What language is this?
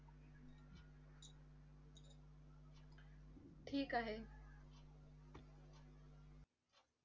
Marathi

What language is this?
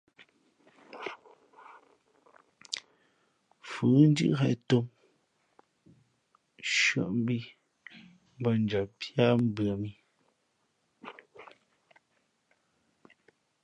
Fe'fe'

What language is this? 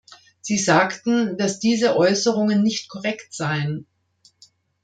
German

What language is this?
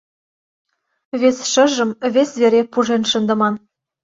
Mari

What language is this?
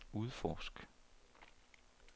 Danish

